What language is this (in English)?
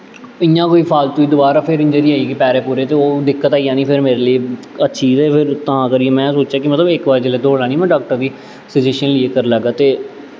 Dogri